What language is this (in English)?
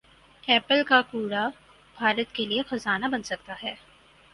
Urdu